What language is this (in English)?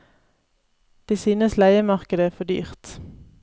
Norwegian